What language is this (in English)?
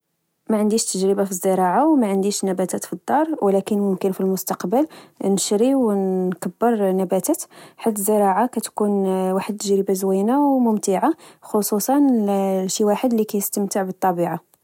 Moroccan Arabic